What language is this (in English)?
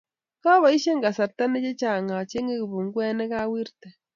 Kalenjin